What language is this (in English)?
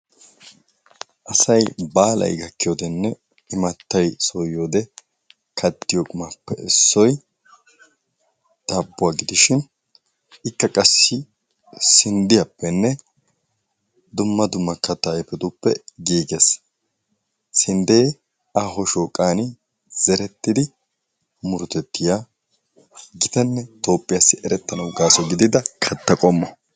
Wolaytta